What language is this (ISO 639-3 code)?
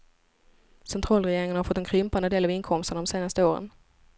swe